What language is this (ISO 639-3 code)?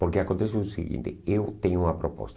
por